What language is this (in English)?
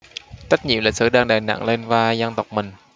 Vietnamese